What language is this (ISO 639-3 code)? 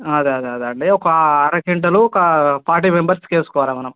tel